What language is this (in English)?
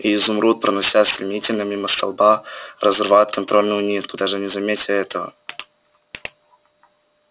Russian